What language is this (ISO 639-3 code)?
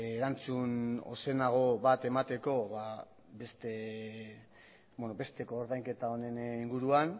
eus